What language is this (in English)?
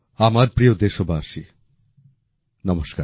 Bangla